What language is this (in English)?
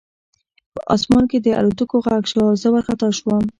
Pashto